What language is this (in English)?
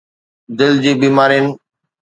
Sindhi